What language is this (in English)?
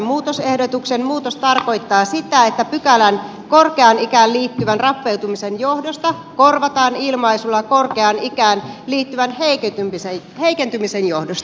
Finnish